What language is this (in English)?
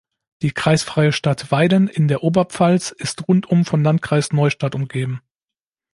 German